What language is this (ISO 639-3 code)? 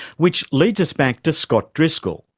eng